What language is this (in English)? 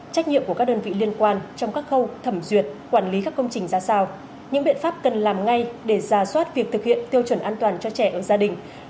Vietnamese